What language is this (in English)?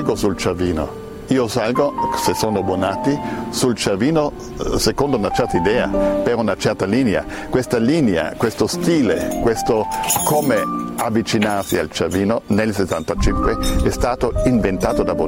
Italian